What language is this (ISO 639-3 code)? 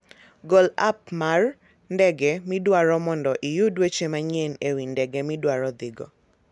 luo